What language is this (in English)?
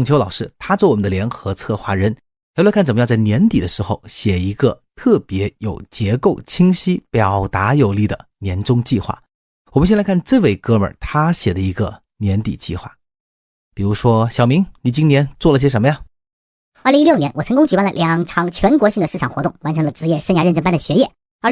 Chinese